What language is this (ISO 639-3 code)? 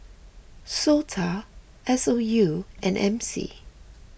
eng